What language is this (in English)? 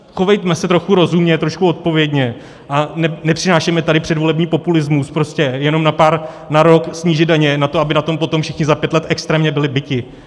Czech